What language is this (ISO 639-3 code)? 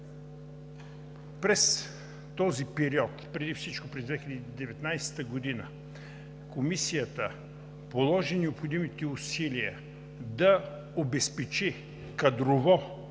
bul